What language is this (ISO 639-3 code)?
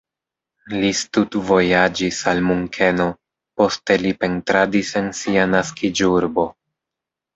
epo